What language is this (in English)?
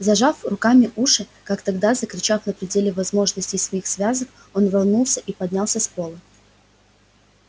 Russian